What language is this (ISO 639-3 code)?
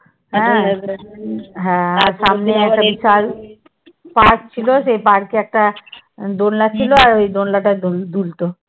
ben